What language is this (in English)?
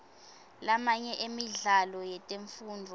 Swati